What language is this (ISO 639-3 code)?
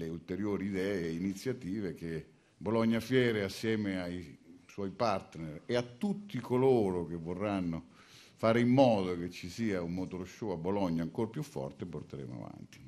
ita